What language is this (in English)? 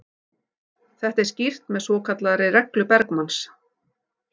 Icelandic